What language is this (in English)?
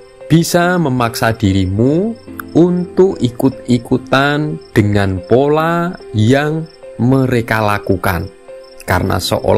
Indonesian